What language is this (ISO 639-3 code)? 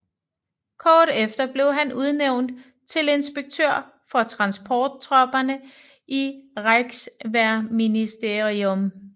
dan